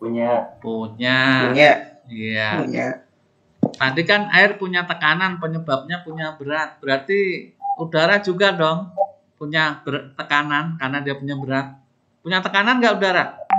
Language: Indonesian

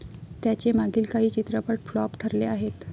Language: Marathi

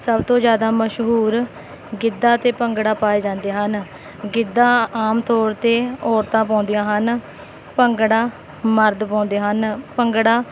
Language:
Punjabi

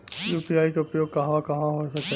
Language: Bhojpuri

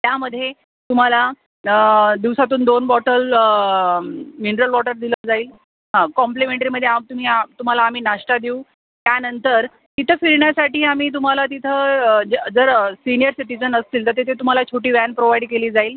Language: Marathi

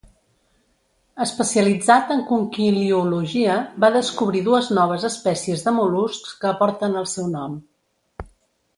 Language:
Catalan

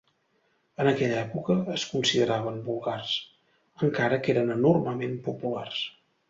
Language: Catalan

